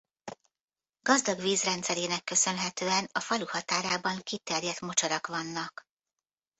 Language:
Hungarian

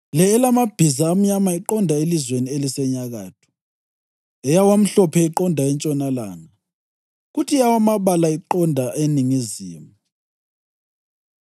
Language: North Ndebele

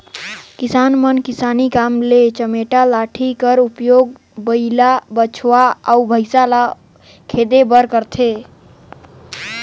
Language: Chhattisgarhi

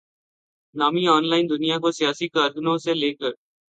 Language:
Urdu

